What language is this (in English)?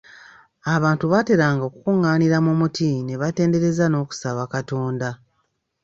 Ganda